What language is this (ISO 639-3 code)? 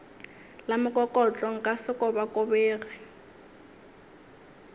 nso